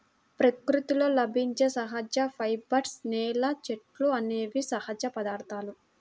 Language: Telugu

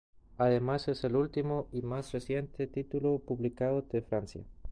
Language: Spanish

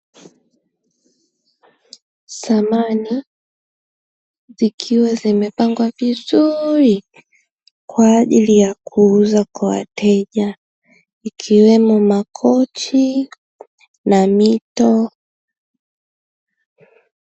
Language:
Swahili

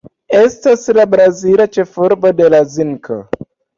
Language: Esperanto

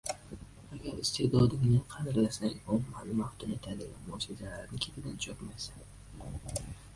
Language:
Uzbek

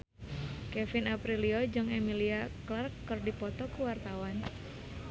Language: Sundanese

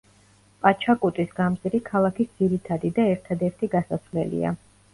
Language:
Georgian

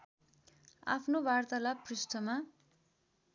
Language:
Nepali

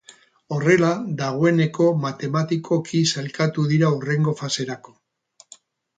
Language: Basque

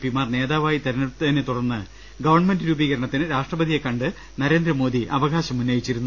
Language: Malayalam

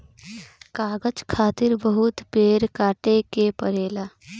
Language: Bhojpuri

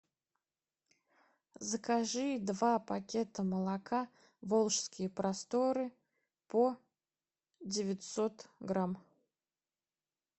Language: Russian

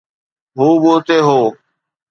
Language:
Sindhi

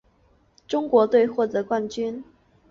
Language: Chinese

